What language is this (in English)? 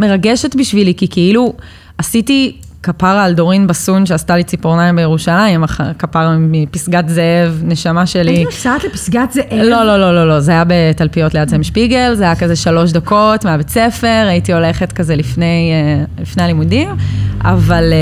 Hebrew